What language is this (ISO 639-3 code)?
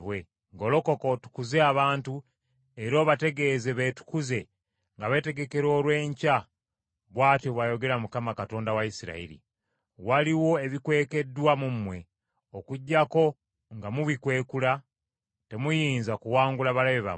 lug